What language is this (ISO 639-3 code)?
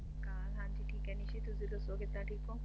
pan